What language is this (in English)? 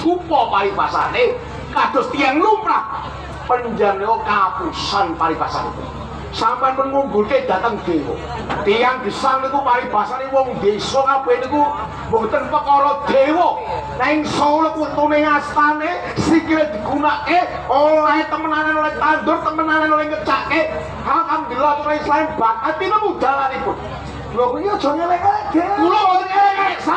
Indonesian